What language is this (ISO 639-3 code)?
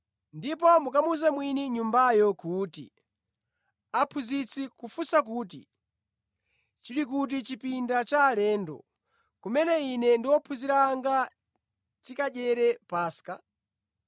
nya